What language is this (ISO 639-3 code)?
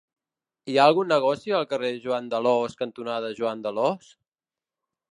cat